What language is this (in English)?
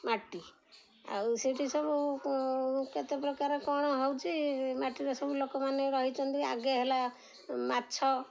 Odia